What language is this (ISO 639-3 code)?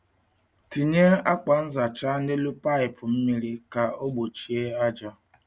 ibo